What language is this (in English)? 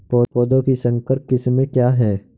Hindi